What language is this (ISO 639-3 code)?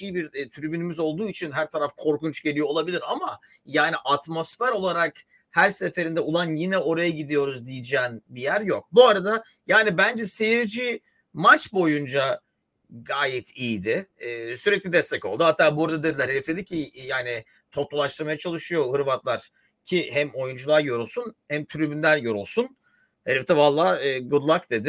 tur